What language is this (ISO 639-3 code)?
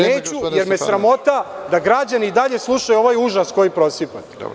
srp